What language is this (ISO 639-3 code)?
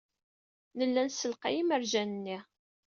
kab